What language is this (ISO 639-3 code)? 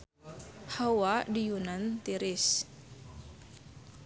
sun